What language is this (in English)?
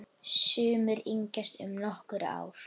Icelandic